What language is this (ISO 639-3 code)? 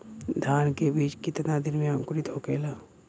bho